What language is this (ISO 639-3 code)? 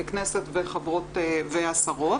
heb